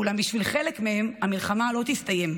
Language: Hebrew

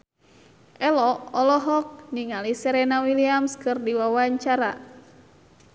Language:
Sundanese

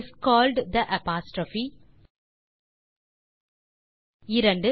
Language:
Tamil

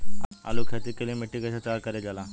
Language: Bhojpuri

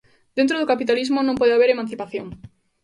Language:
Galician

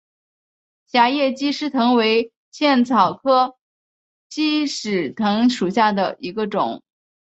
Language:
Chinese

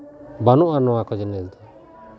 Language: Santali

